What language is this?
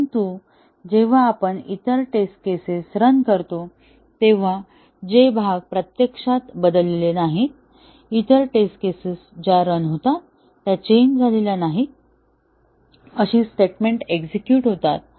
Marathi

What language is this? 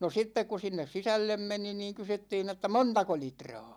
Finnish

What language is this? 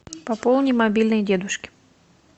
Russian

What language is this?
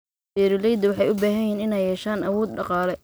Somali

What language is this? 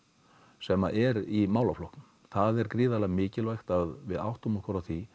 Icelandic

